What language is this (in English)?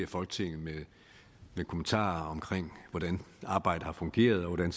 Danish